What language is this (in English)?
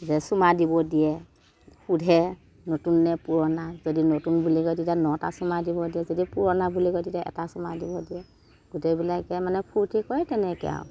Assamese